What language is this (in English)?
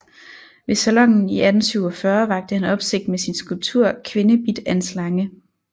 Danish